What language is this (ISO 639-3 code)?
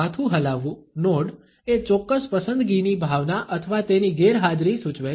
guj